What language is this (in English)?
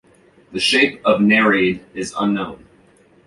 English